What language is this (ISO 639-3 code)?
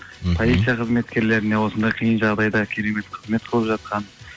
kaz